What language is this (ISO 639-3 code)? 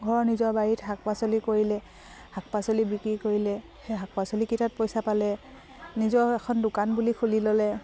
asm